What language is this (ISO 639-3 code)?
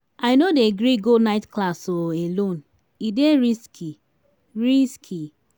pcm